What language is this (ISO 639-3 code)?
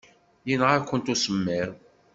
kab